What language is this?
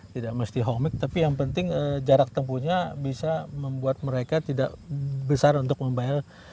Indonesian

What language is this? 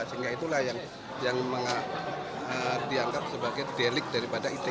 Indonesian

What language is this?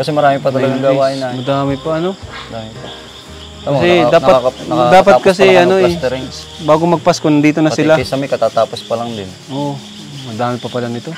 Filipino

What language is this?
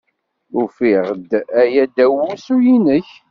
Kabyle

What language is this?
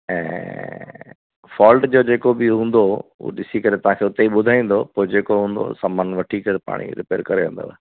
Sindhi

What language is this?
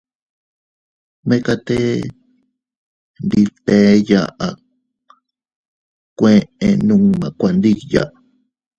Teutila Cuicatec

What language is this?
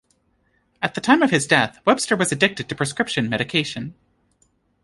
English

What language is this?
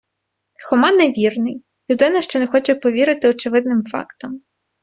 Ukrainian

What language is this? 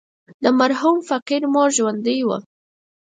Pashto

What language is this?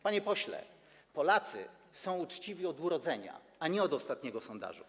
Polish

